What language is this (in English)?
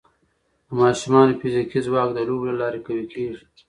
Pashto